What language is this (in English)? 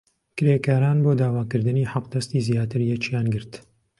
Central Kurdish